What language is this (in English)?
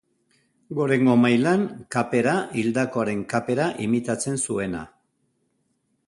Basque